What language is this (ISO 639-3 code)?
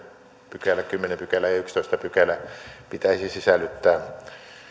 fin